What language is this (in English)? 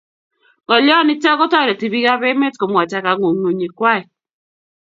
Kalenjin